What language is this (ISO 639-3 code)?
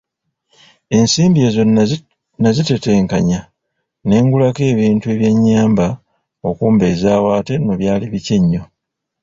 lug